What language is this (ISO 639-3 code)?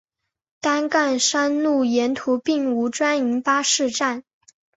zho